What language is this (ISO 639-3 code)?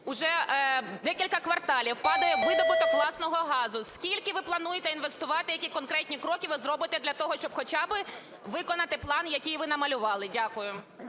ukr